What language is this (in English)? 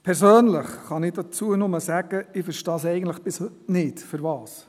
Swiss German